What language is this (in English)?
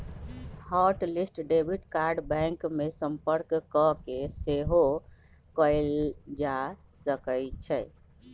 Magahi